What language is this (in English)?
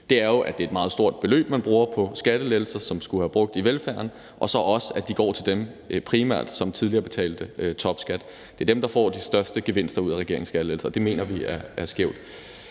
Danish